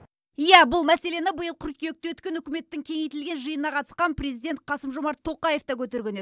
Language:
Kazakh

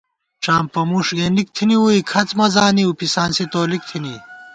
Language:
Gawar-Bati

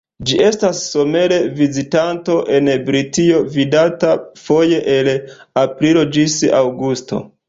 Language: Esperanto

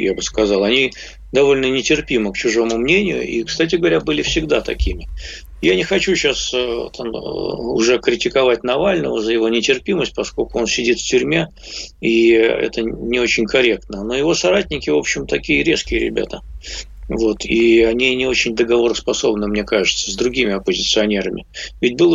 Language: Russian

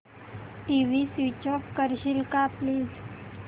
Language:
Marathi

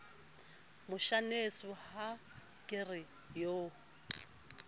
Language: Southern Sotho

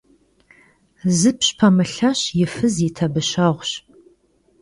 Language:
Kabardian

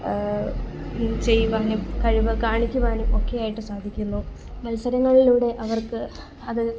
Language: Malayalam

